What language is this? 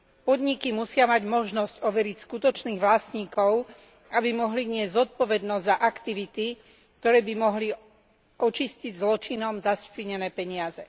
Slovak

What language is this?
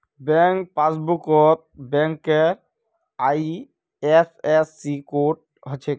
Magahi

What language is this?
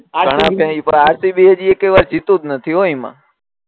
Gujarati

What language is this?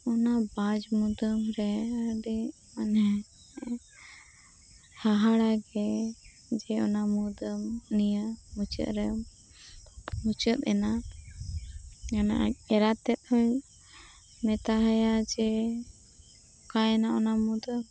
Santali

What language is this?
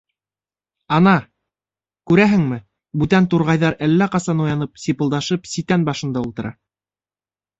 Bashkir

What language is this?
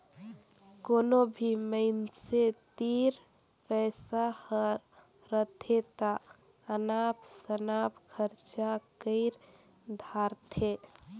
Chhattisgarhi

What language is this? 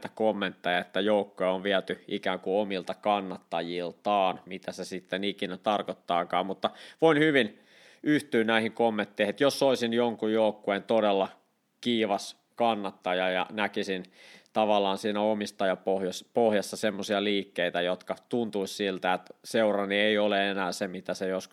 Finnish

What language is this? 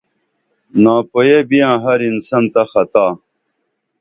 Dameli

